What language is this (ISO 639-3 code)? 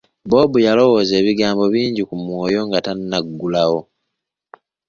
lug